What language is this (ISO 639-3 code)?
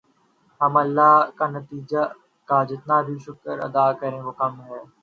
urd